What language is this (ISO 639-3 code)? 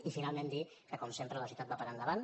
cat